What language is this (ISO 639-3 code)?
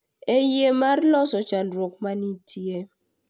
luo